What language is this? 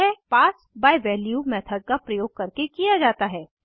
Hindi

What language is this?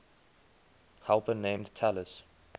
English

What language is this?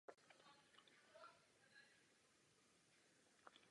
Czech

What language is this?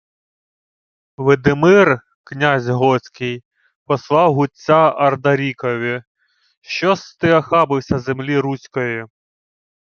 Ukrainian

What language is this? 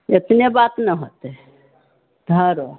Maithili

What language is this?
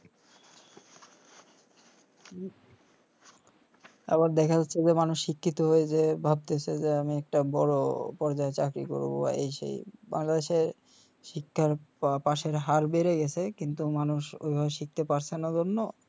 Bangla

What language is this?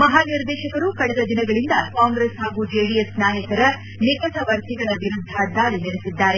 Kannada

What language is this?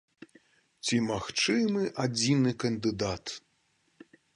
Belarusian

